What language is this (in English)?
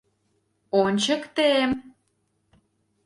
Mari